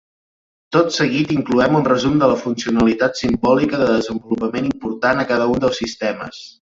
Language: Catalan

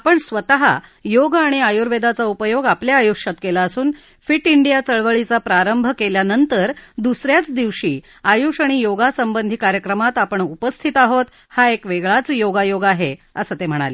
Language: Marathi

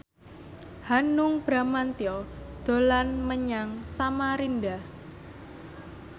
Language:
Javanese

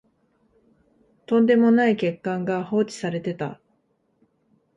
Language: Japanese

